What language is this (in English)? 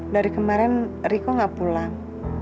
Indonesian